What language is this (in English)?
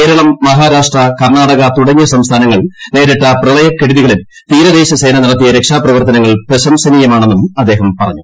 Malayalam